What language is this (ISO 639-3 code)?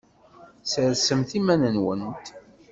kab